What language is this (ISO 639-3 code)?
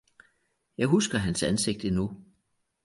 dan